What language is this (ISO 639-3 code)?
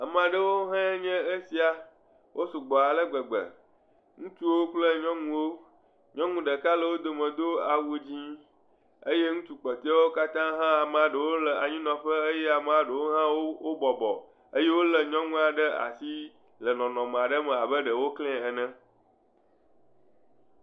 ewe